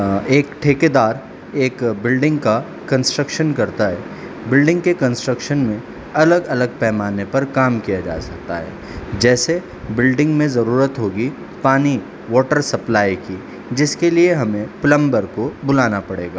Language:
Urdu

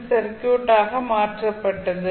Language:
Tamil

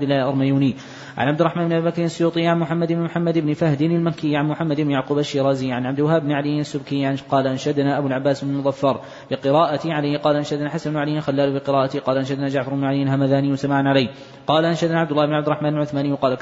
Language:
Arabic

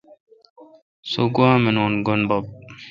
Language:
Kalkoti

